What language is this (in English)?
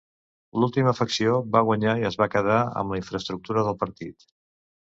Catalan